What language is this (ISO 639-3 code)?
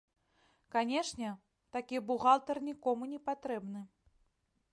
bel